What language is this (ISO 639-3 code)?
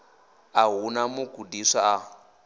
ven